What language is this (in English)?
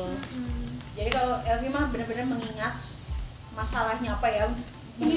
Indonesian